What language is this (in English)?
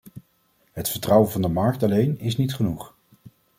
Dutch